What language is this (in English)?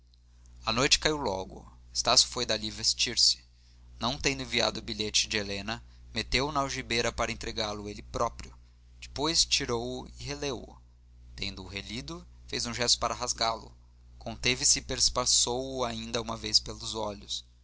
Portuguese